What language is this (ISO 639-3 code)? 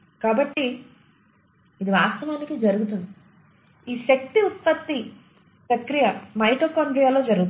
tel